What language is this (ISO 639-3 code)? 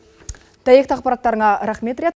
kaz